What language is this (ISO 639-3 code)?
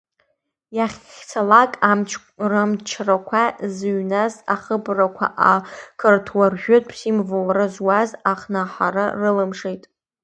abk